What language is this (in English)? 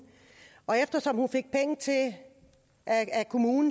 Danish